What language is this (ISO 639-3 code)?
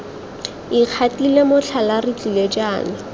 tsn